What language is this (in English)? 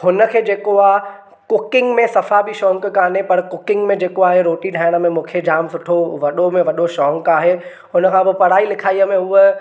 Sindhi